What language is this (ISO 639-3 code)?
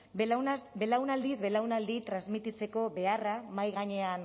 eus